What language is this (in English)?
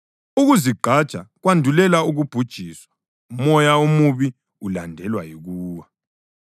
North Ndebele